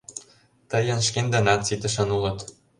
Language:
Mari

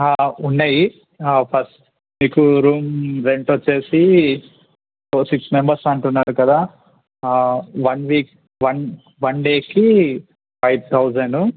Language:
Telugu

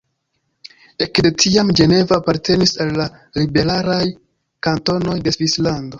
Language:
Esperanto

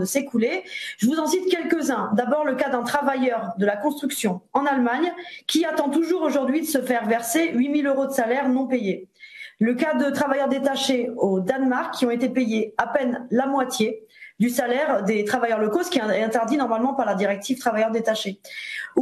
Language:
French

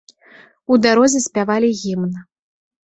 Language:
Belarusian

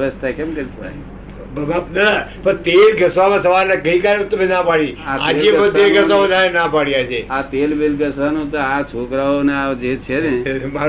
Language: Gujarati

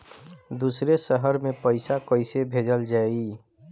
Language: Bhojpuri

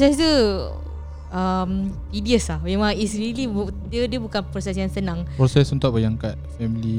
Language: Malay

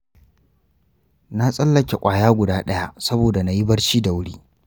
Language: Hausa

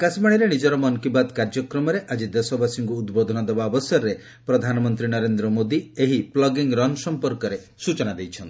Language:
Odia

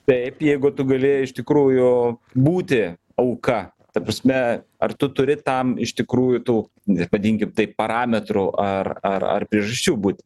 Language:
Lithuanian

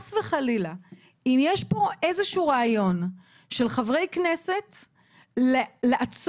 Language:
Hebrew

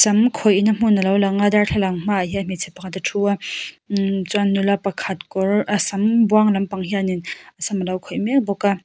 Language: Mizo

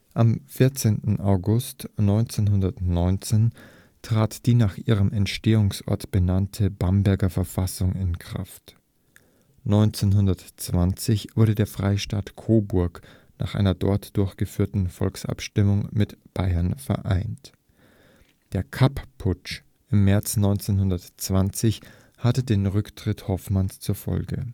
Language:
German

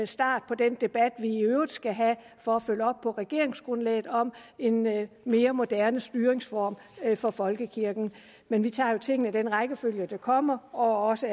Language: Danish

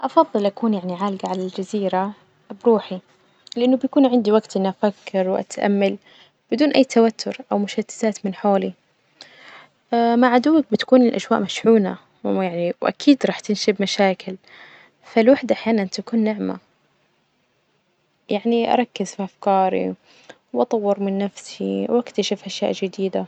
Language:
Najdi Arabic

